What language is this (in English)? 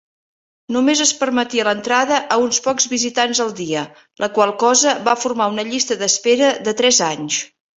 Catalan